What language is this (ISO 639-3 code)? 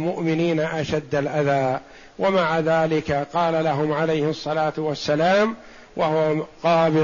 ara